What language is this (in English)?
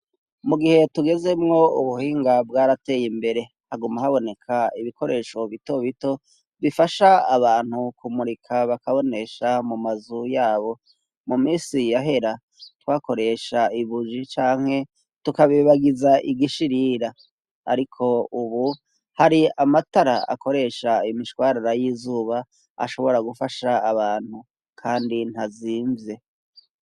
Rundi